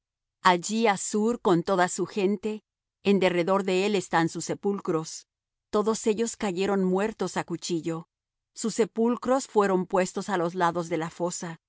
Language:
Spanish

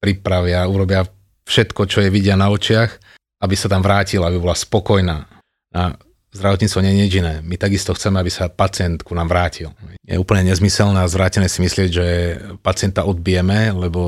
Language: Slovak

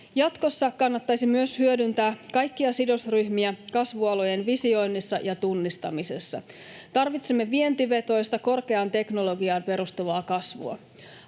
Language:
Finnish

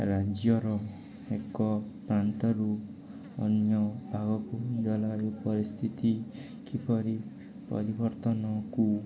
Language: Odia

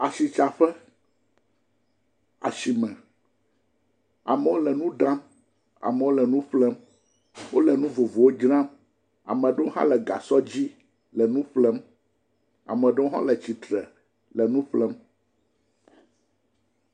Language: Ewe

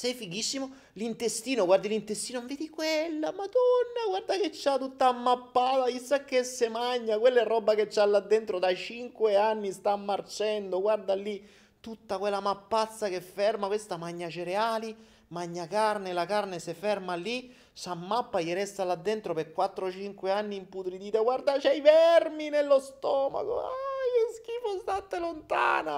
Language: Italian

